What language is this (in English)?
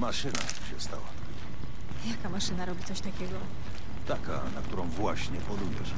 Polish